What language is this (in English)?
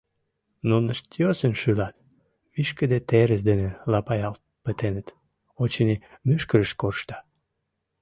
Mari